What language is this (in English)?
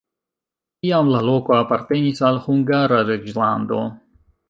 Esperanto